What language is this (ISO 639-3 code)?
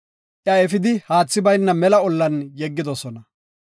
gof